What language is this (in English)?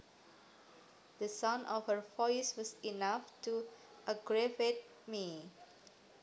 Javanese